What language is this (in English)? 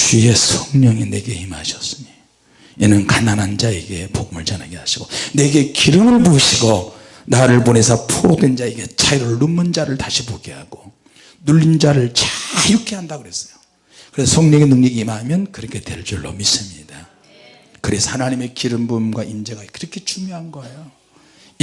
Korean